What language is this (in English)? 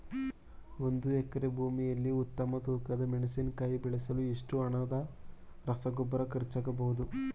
Kannada